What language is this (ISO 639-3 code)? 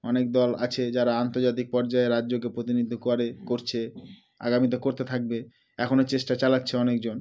ben